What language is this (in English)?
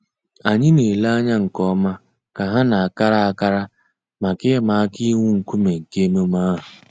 Igbo